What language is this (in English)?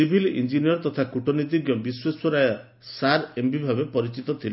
Odia